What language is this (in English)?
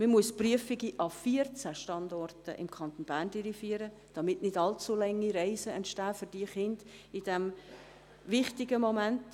Swiss German